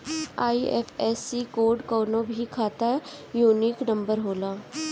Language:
Bhojpuri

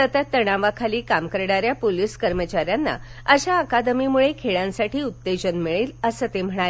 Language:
Marathi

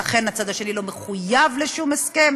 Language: Hebrew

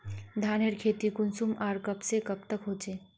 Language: Magahi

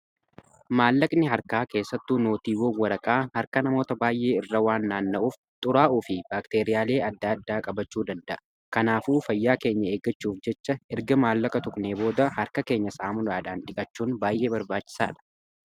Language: Oromo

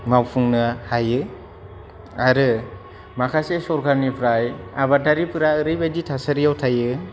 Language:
Bodo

